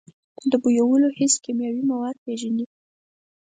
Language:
Pashto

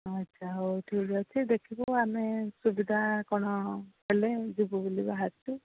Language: Odia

